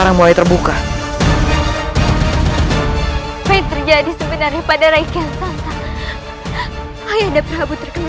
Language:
Indonesian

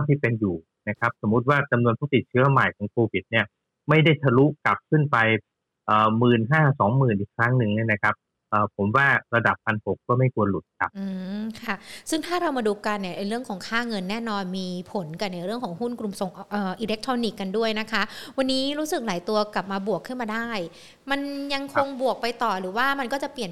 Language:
Thai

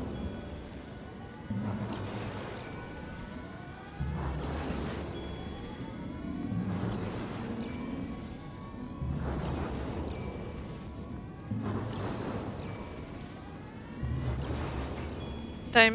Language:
Polish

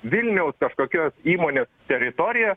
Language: Lithuanian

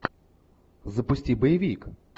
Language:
Russian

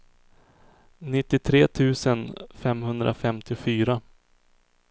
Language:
Swedish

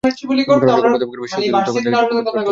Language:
Bangla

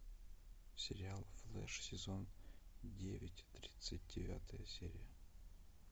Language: Russian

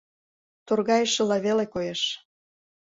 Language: Mari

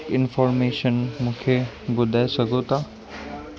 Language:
Sindhi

